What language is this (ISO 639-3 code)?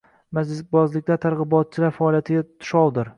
uzb